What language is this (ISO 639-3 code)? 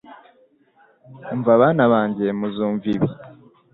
kin